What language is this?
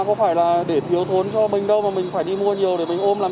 Vietnamese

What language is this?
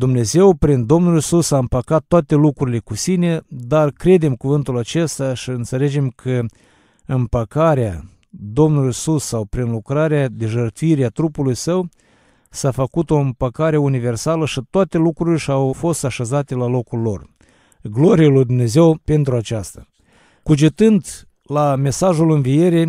Romanian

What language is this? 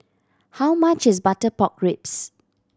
English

